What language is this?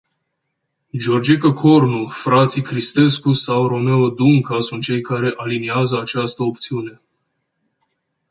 Romanian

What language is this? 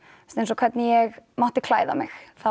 Icelandic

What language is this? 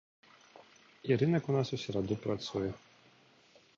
Belarusian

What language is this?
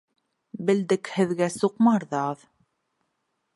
Bashkir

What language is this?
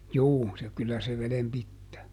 Finnish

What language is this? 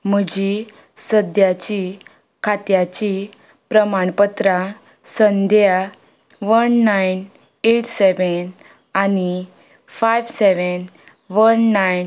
Konkani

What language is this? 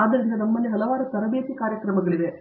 Kannada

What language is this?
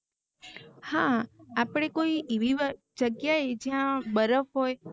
Gujarati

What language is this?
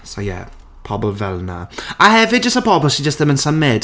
Welsh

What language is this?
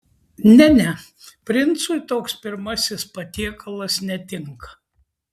Lithuanian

